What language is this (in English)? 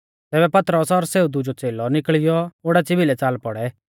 Mahasu Pahari